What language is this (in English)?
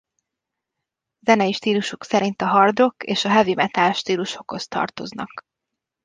Hungarian